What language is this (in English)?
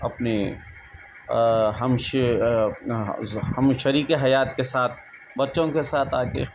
Urdu